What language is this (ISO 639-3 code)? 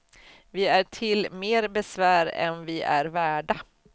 swe